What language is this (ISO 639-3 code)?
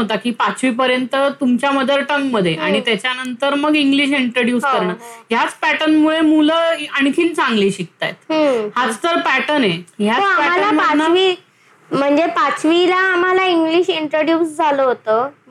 mar